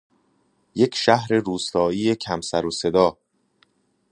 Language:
Persian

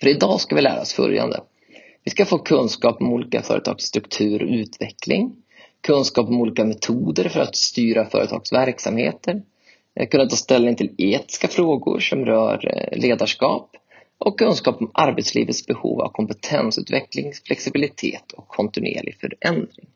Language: Swedish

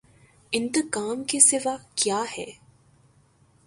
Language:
Urdu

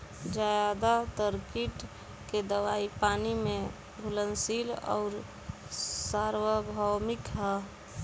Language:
Bhojpuri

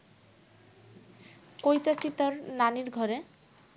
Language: Bangla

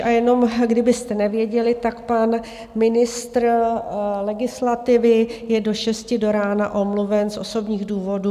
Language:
Czech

